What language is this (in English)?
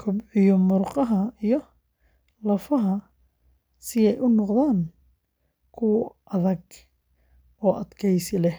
Somali